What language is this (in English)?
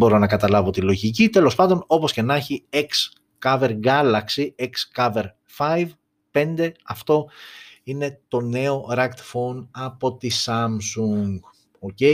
Greek